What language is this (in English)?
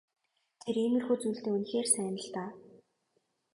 Mongolian